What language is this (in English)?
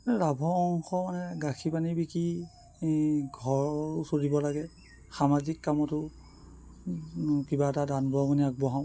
Assamese